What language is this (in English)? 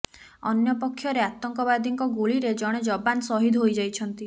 Odia